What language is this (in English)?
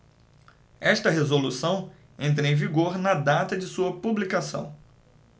Portuguese